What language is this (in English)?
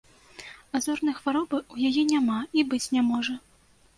Belarusian